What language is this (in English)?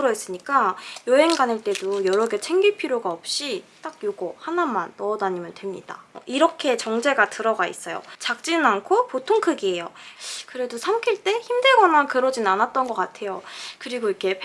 Korean